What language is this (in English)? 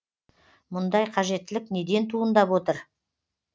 Kazakh